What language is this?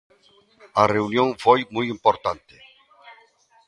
Galician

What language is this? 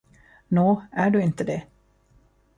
Swedish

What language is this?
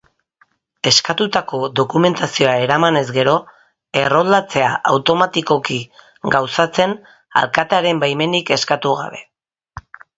Basque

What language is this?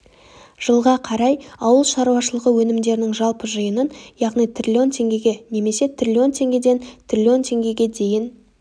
Kazakh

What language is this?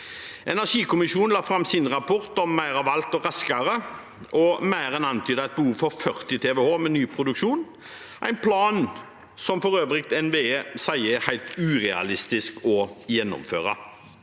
Norwegian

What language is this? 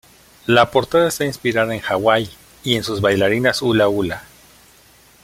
Spanish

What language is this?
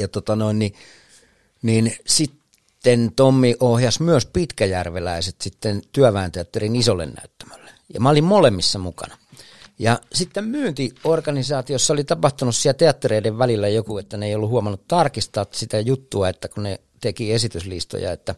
Finnish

